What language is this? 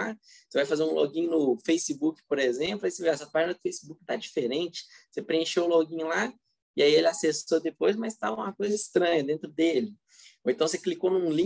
Portuguese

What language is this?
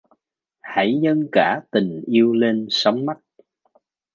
Vietnamese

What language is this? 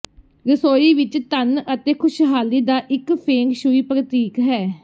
Punjabi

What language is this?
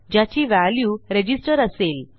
Marathi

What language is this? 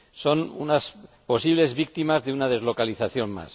Spanish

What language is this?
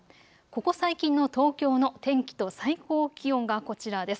Japanese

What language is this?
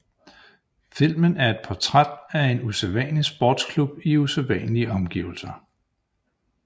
Danish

